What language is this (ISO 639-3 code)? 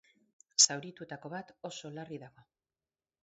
eus